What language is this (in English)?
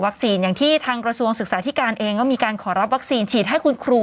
Thai